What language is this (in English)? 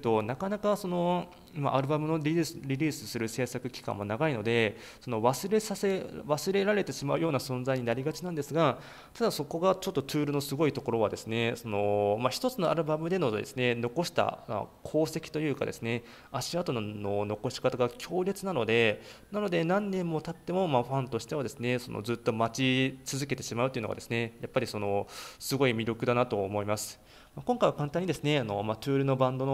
Japanese